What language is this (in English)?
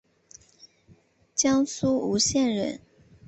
Chinese